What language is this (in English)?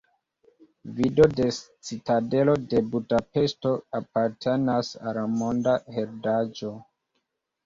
Esperanto